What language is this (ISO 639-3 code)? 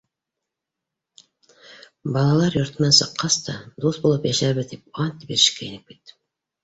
bak